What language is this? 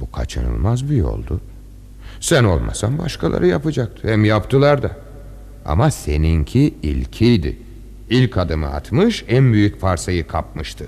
Turkish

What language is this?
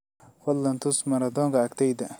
Somali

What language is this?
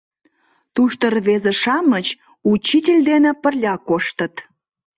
Mari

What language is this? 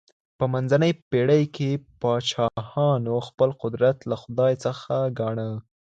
Pashto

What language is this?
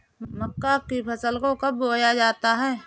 Hindi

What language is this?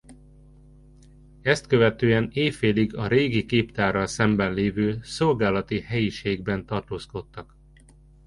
Hungarian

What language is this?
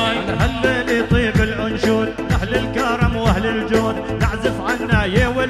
Arabic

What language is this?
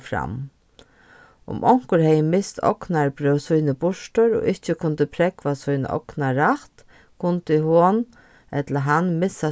Faroese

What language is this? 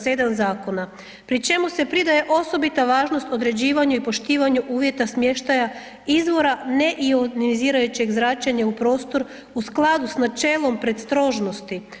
Croatian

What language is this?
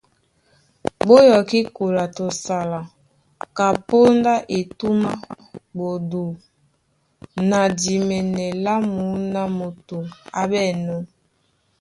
Duala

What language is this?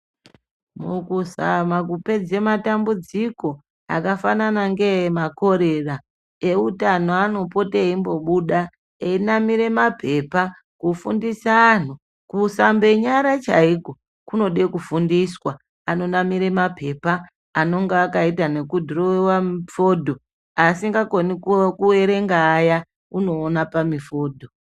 Ndau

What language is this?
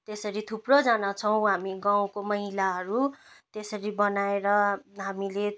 Nepali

